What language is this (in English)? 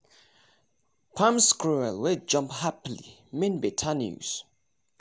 Nigerian Pidgin